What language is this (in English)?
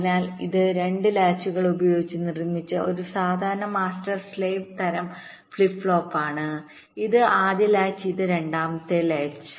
Malayalam